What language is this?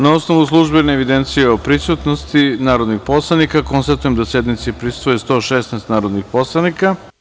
Serbian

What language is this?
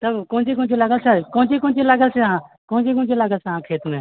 Maithili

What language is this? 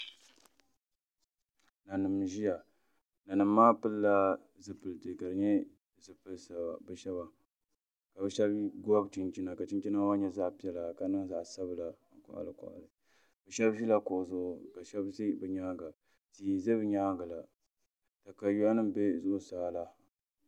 Dagbani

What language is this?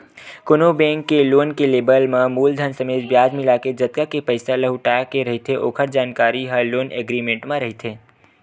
Chhattisgarhi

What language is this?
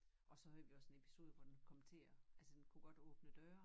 Danish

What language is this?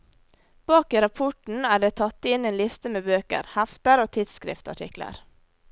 Norwegian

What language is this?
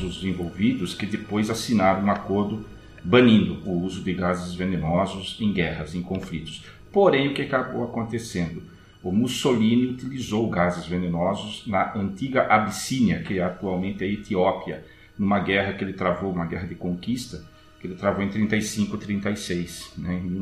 Portuguese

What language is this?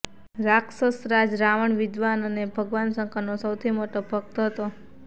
Gujarati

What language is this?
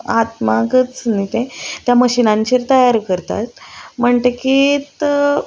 Konkani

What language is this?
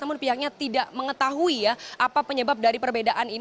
Indonesian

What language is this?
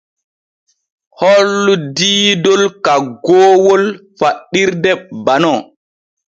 Borgu Fulfulde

